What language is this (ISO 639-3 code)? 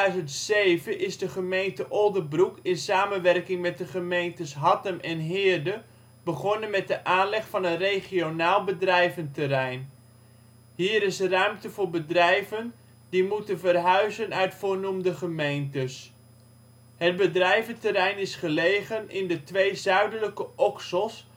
nld